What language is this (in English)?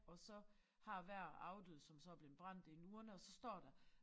Danish